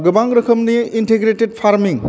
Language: Bodo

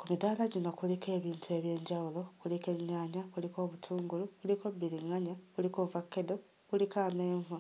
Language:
Ganda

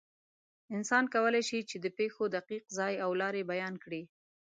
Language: Pashto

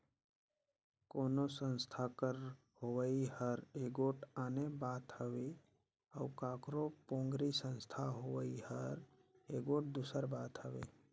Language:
Chhattisgarhi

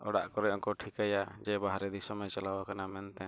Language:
Santali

